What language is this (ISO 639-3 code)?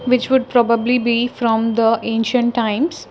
eng